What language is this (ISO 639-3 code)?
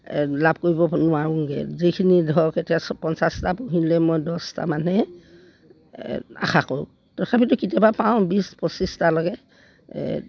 asm